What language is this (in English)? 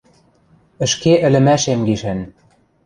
Western Mari